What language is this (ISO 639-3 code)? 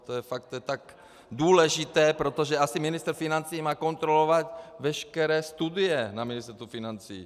ces